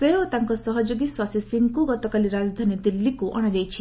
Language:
Odia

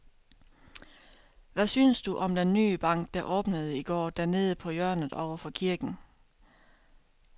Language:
Danish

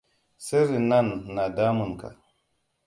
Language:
Hausa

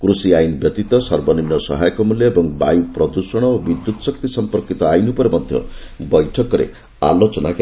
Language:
Odia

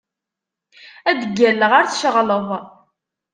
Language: Kabyle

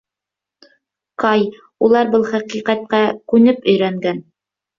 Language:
Bashkir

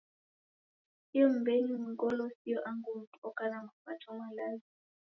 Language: Taita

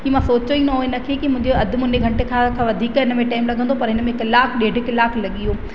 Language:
Sindhi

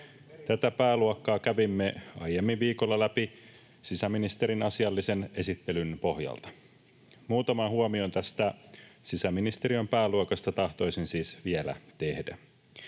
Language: Finnish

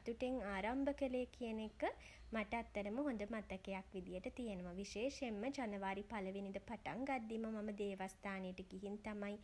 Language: Sinhala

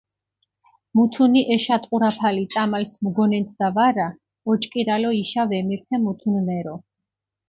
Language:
Mingrelian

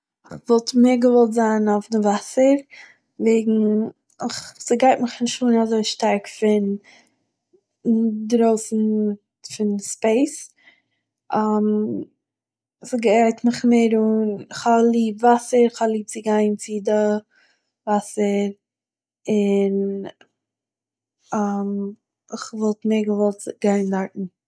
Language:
Yiddish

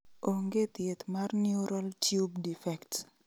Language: Luo (Kenya and Tanzania)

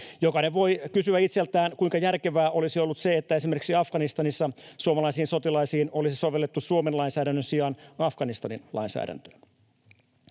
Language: Finnish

